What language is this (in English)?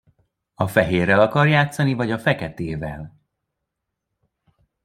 Hungarian